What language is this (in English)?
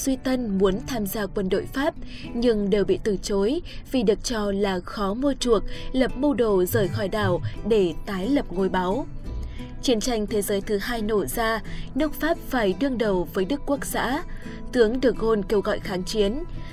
Vietnamese